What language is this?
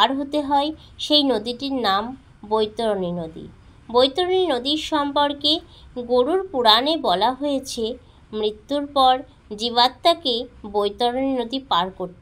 Bangla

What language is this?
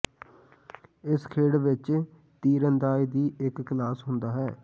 Punjabi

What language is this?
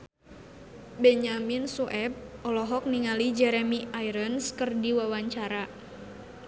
Sundanese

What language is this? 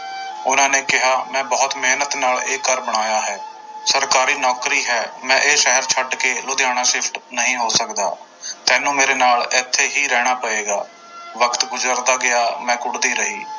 Punjabi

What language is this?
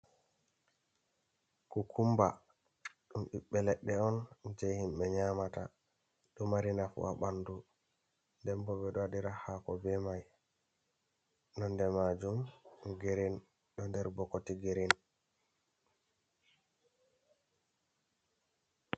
Fula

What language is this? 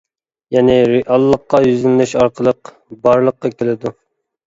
Uyghur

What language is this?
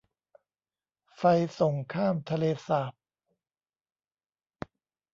Thai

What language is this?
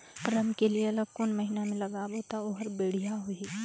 Chhattisgarhi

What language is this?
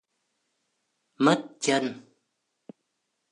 Vietnamese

